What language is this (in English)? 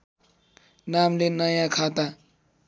Nepali